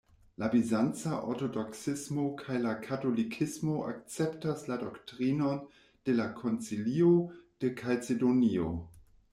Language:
Esperanto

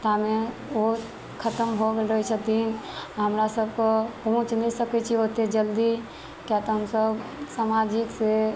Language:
Maithili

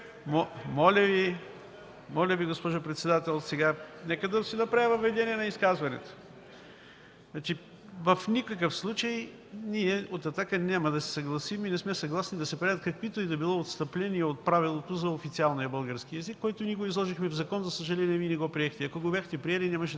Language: Bulgarian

